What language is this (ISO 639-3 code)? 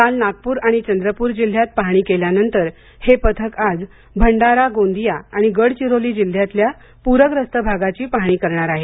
mar